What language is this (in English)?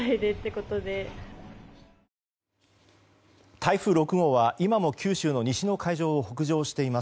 Japanese